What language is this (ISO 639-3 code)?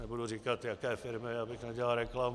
ces